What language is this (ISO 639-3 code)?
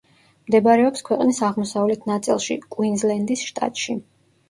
kat